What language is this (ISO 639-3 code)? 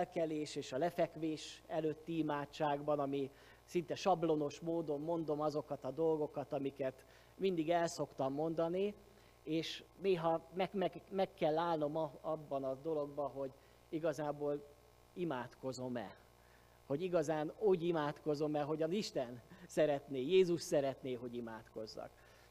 hun